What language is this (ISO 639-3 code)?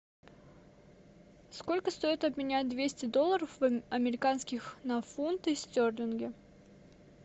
rus